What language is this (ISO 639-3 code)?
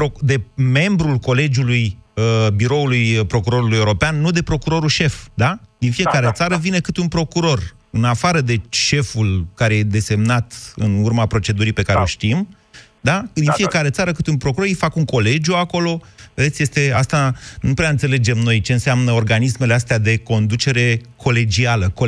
ron